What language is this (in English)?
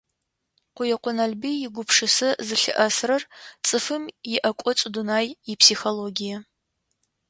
Adyghe